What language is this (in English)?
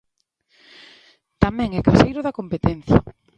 Galician